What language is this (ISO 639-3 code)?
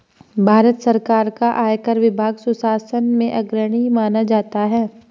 hin